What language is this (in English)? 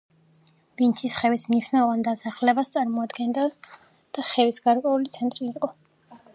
Georgian